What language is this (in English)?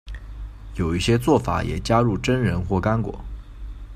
Chinese